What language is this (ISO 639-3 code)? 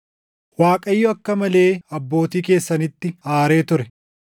orm